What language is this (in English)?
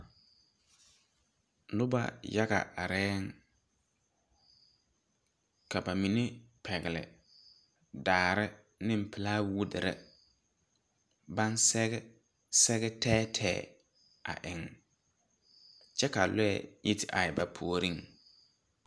Southern Dagaare